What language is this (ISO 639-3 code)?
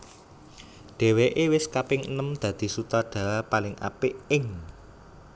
jav